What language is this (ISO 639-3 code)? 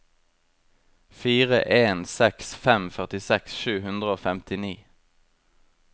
nor